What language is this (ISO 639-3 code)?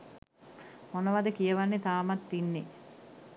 sin